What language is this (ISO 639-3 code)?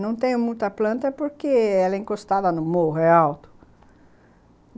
por